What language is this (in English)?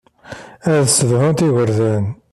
Kabyle